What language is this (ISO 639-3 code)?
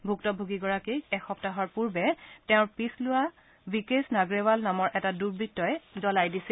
asm